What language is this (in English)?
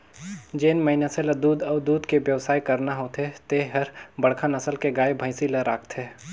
Chhattisgarhi